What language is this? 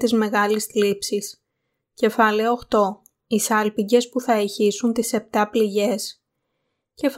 Greek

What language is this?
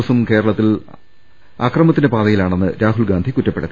Malayalam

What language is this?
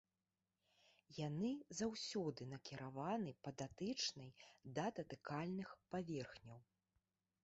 Belarusian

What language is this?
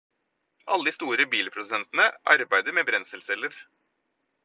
Norwegian Bokmål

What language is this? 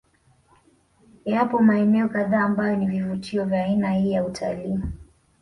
Swahili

